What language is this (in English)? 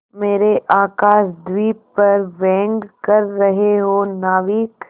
Hindi